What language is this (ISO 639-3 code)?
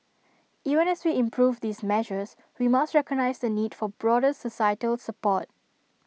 eng